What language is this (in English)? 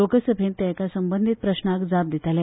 Konkani